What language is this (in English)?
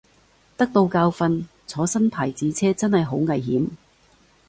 Cantonese